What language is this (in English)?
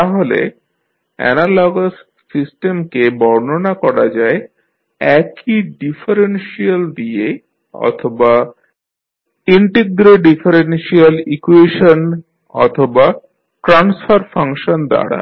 Bangla